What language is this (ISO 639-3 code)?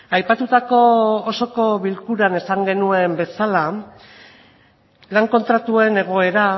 eus